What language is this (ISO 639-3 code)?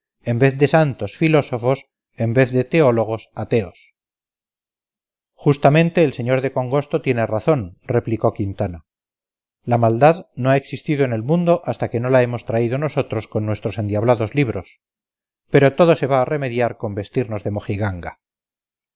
spa